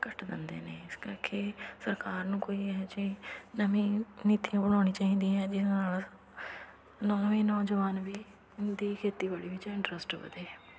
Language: Punjabi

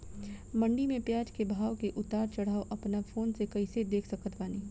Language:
Bhojpuri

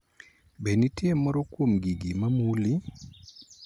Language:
Luo (Kenya and Tanzania)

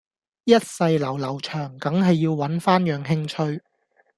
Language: Cantonese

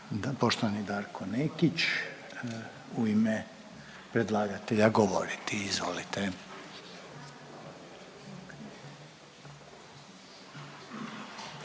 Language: Croatian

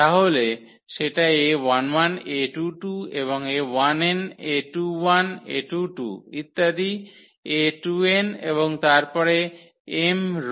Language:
Bangla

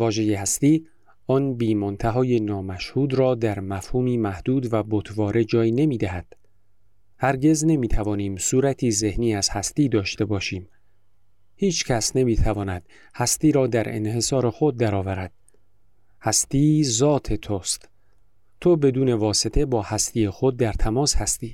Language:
Persian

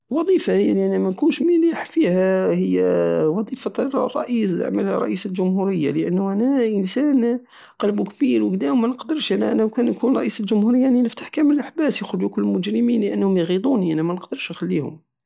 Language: Algerian Saharan Arabic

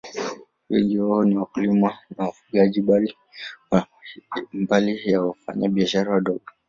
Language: Swahili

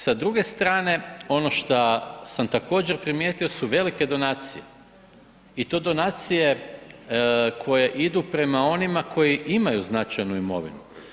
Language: Croatian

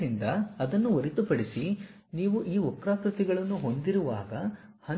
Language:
Kannada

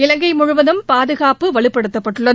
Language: Tamil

